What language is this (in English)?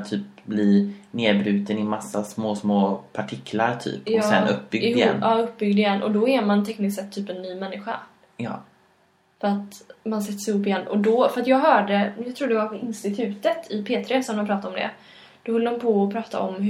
Swedish